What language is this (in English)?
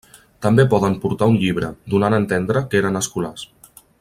Catalan